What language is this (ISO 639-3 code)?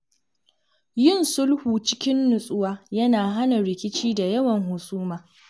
hau